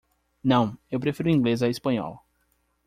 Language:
Portuguese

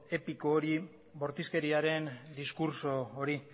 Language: Basque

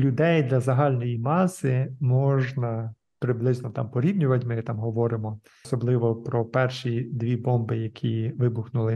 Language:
Ukrainian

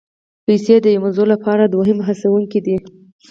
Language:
Pashto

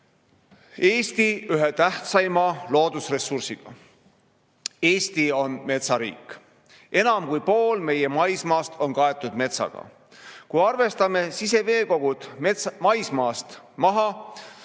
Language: Estonian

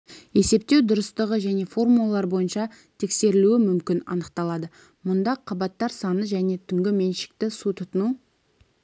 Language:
Kazakh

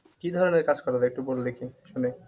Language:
Bangla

